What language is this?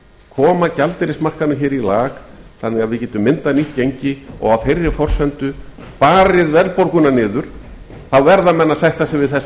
Icelandic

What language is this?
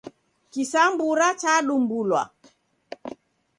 Taita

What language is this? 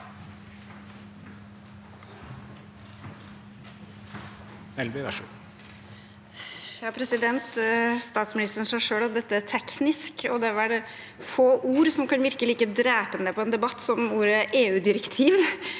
Norwegian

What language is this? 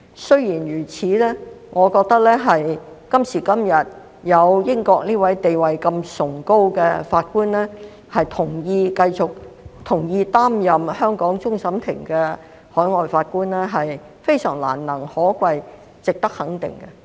Cantonese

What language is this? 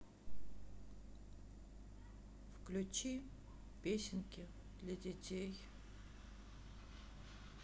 Russian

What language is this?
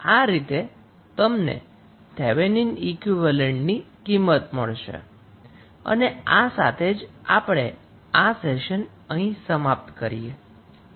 Gujarati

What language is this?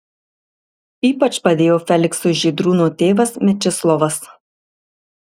Lithuanian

